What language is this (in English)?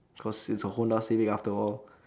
English